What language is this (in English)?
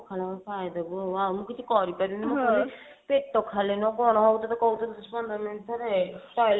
Odia